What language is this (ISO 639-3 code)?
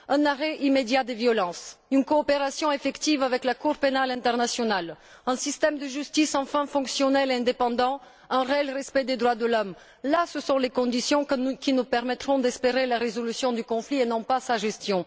fra